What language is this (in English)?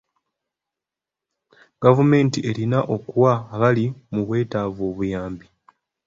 Ganda